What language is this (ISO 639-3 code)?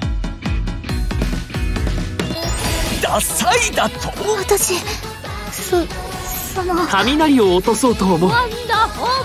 jpn